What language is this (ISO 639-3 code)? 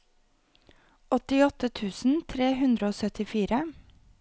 nor